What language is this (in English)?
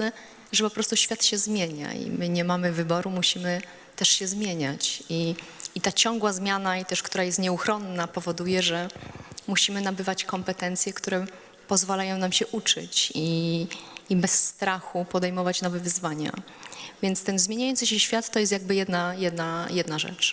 Polish